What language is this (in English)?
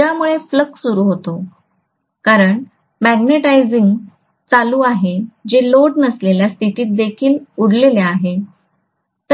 Marathi